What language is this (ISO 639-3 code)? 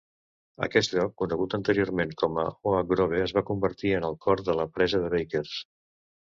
cat